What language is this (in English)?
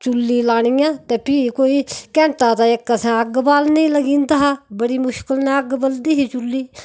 Dogri